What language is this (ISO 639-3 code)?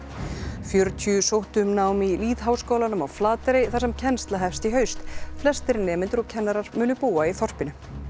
isl